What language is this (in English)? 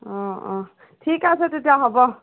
Assamese